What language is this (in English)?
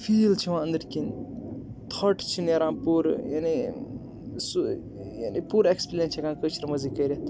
Kashmiri